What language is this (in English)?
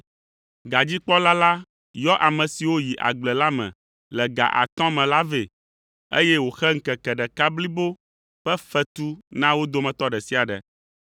Ewe